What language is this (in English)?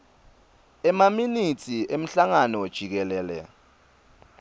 Swati